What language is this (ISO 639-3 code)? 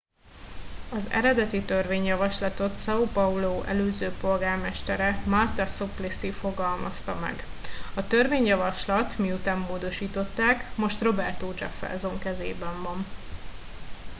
hun